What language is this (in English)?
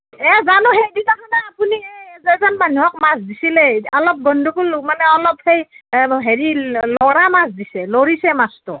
Assamese